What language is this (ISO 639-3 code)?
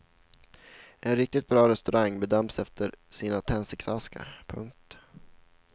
swe